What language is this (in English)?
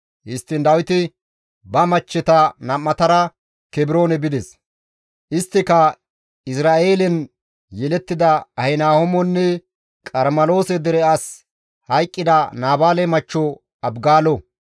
Gamo